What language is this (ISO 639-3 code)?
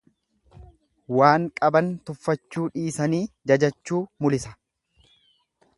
orm